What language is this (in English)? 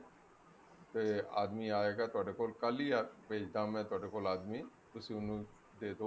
Punjabi